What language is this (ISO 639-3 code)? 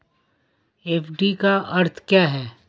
hin